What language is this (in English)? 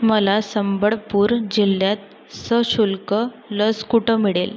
Marathi